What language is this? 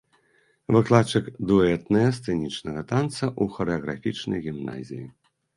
Belarusian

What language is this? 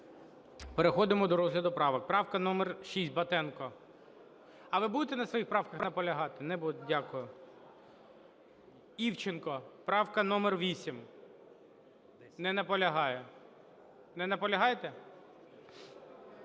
Ukrainian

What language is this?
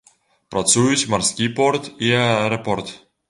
Belarusian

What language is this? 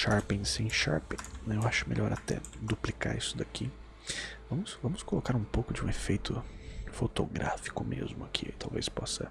Portuguese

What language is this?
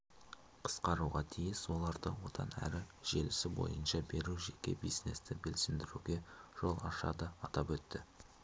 Kazakh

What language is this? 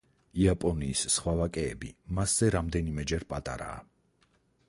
Georgian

